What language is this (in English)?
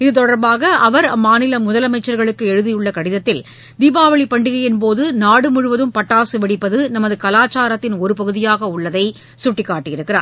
Tamil